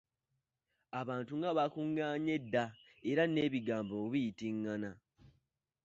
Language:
Ganda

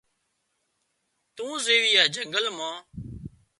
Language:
Wadiyara Koli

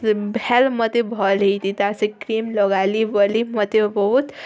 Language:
Odia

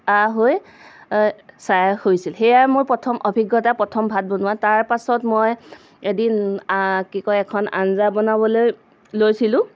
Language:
Assamese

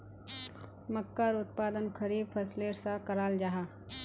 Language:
Magahi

